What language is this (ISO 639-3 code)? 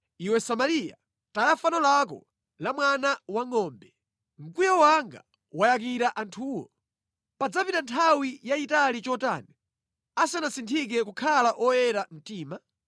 nya